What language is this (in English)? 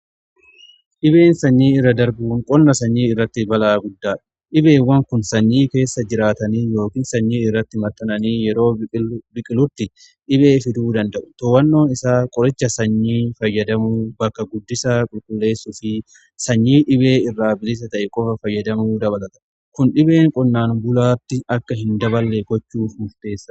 Oromo